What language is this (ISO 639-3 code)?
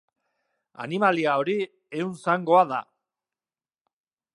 eus